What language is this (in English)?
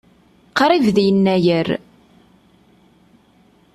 Kabyle